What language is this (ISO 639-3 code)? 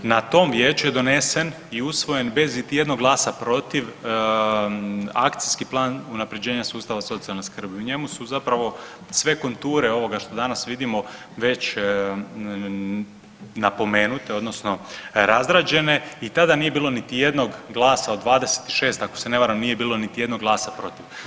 hrv